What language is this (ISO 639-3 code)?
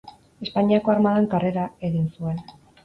eus